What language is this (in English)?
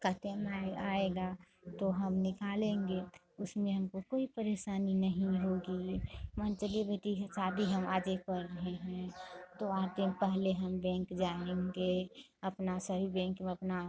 Hindi